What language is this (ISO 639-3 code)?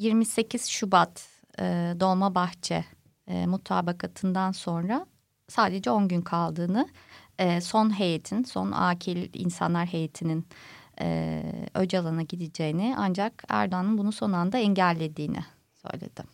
tur